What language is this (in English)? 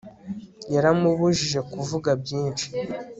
Kinyarwanda